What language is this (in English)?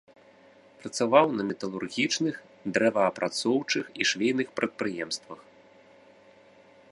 Belarusian